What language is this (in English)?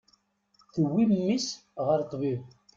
Kabyle